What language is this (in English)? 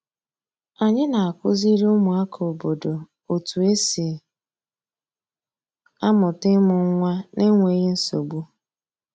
Igbo